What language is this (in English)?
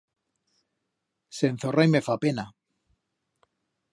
Aragonese